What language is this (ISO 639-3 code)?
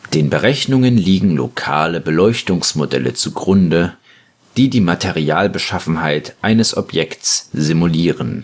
deu